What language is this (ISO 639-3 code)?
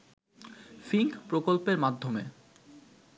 ben